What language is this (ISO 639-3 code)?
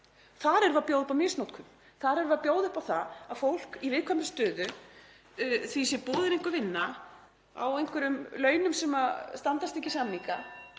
isl